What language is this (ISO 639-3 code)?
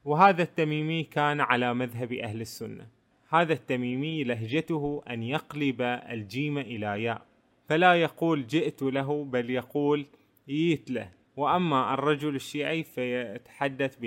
ara